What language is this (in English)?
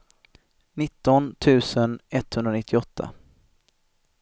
Swedish